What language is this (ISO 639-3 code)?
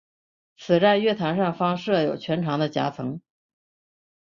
zho